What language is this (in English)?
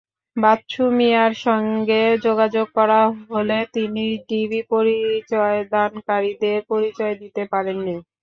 Bangla